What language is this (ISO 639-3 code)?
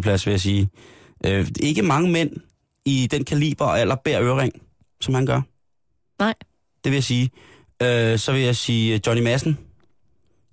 dan